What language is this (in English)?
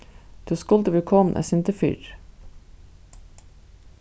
Faroese